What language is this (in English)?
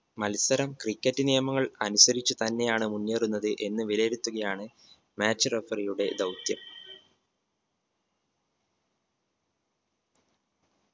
Malayalam